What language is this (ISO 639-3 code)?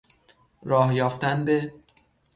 fas